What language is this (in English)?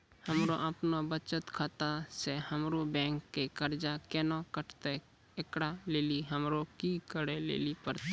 Maithili